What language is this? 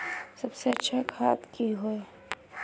Magahi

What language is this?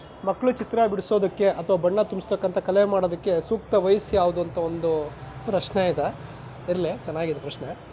Kannada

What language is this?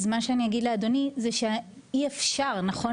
Hebrew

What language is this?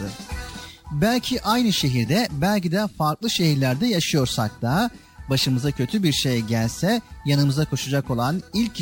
Turkish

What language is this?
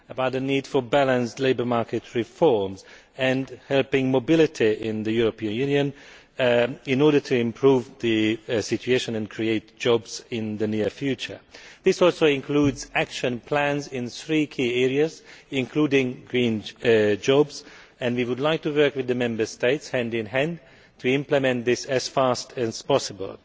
English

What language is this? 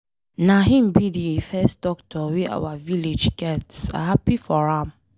Nigerian Pidgin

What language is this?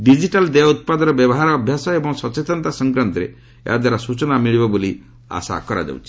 Odia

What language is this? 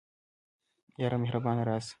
Pashto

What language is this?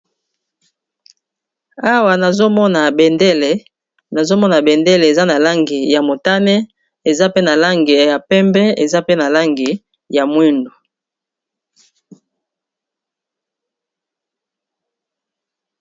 Lingala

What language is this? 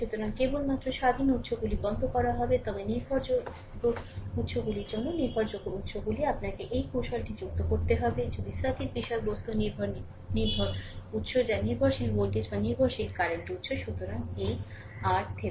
Bangla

